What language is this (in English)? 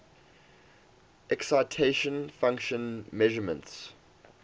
English